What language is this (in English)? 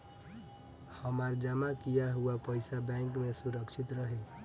Bhojpuri